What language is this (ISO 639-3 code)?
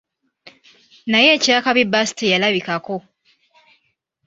lug